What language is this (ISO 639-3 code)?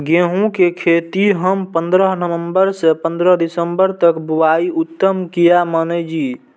mai